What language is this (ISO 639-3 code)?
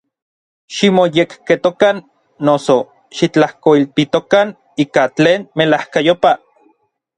nlv